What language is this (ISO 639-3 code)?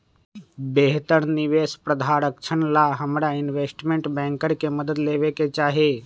mag